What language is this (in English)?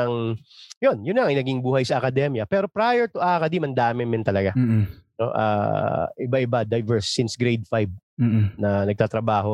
Filipino